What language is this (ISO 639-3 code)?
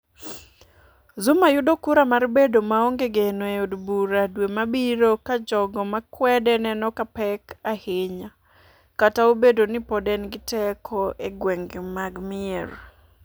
luo